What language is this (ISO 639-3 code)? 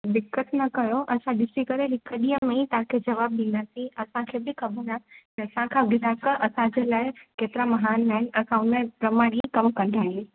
snd